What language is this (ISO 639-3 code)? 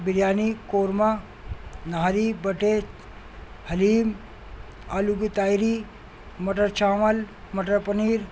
urd